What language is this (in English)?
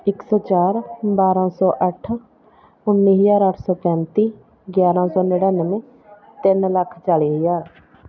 Punjabi